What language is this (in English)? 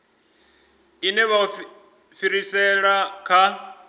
Venda